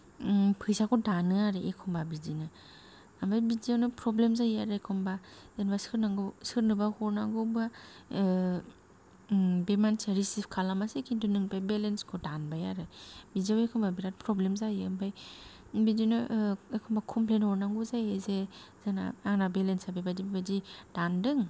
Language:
Bodo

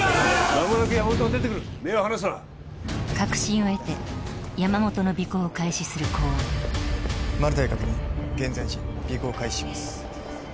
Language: Japanese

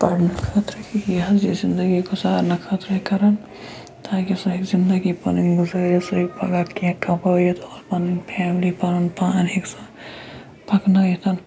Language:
Kashmiri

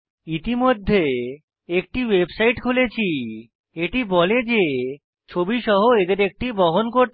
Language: Bangla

